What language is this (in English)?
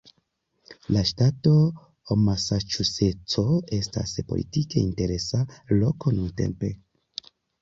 Esperanto